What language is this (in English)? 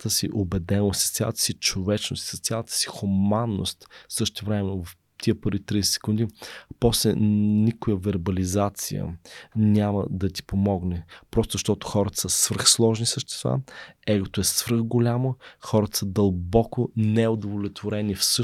Bulgarian